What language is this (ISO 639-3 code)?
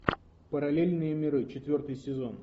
rus